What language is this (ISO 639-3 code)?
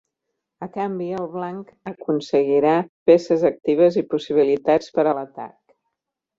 cat